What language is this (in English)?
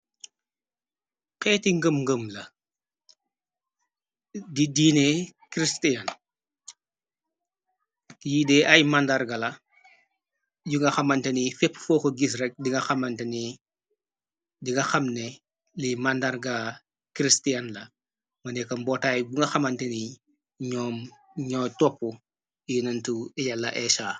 Wolof